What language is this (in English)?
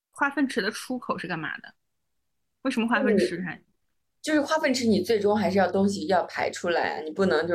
Chinese